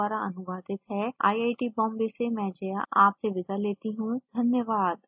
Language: Hindi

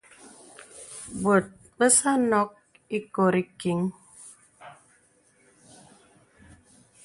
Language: Bebele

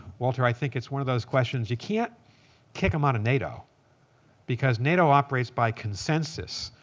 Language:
English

